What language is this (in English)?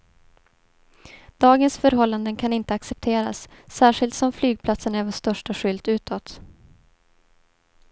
Swedish